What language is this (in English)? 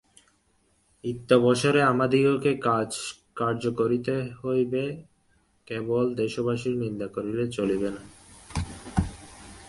Bangla